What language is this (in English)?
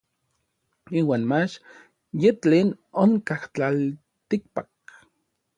Orizaba Nahuatl